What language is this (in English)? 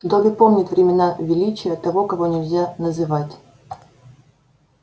Russian